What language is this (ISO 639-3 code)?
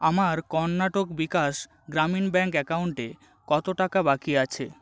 ben